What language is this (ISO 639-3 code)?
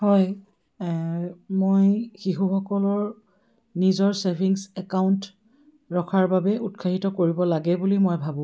asm